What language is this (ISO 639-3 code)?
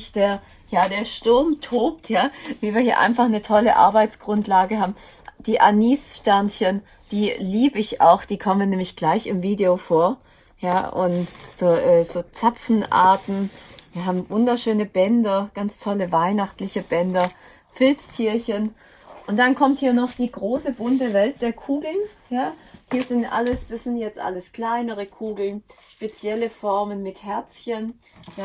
deu